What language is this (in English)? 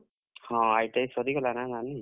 Odia